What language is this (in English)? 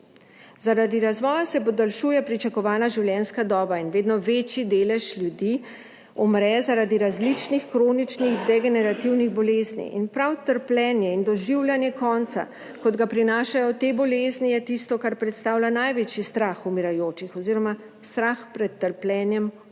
Slovenian